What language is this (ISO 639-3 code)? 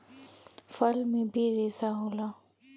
bho